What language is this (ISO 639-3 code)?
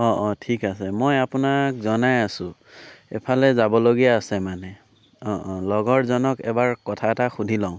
asm